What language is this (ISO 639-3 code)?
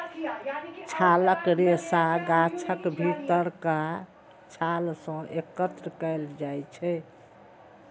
mai